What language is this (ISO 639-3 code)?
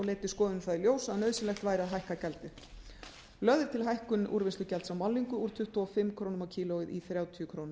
isl